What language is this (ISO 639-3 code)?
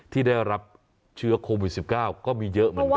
tha